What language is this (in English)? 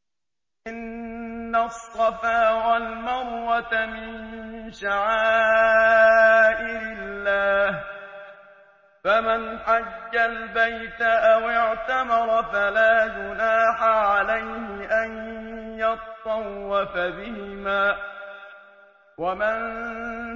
Arabic